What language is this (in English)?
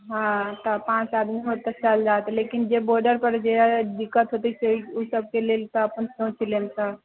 Maithili